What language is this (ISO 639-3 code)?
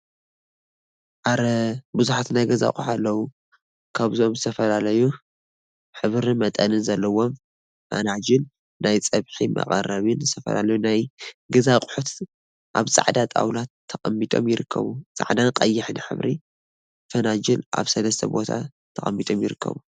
tir